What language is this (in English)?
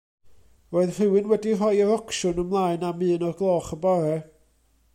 Welsh